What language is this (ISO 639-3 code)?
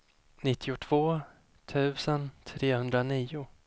swe